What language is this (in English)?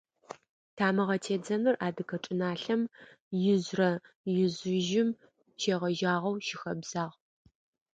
Adyghe